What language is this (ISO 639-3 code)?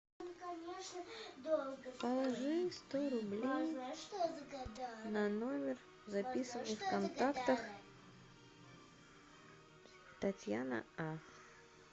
rus